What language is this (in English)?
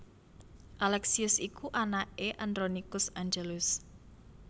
Javanese